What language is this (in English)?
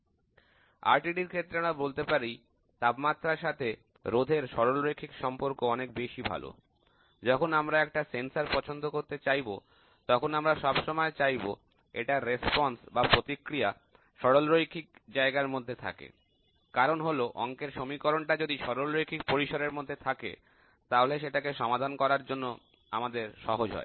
Bangla